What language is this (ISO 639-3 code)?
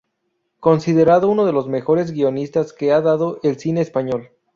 spa